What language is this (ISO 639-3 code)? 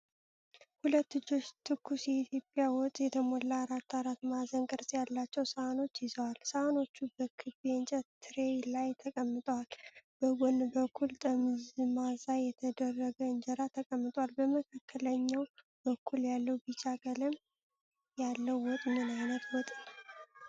amh